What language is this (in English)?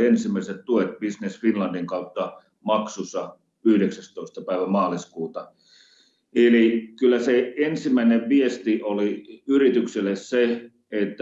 Finnish